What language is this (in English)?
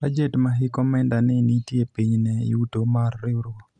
Luo (Kenya and Tanzania)